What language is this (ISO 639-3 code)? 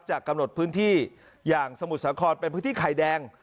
tha